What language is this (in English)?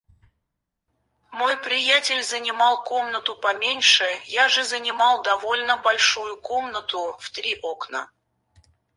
Russian